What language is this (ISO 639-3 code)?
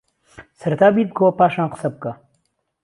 ckb